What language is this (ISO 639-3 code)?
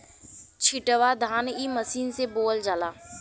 bho